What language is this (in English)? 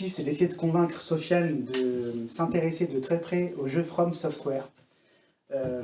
French